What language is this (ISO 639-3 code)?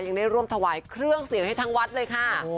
tha